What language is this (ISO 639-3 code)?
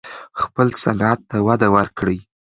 pus